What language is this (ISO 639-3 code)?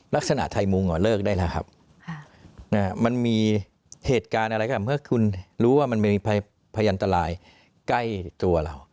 tha